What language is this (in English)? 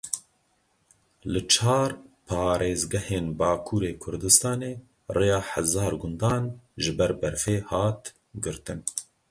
Kurdish